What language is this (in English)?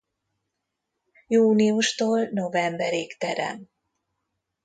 Hungarian